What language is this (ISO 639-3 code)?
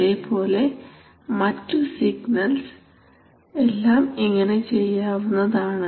mal